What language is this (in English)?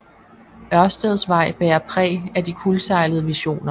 Danish